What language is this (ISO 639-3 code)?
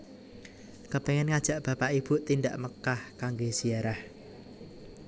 jav